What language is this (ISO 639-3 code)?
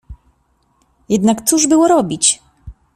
pol